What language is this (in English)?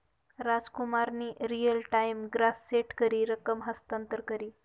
Marathi